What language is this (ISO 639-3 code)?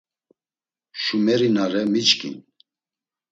lzz